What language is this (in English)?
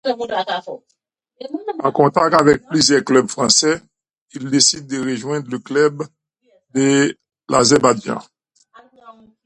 French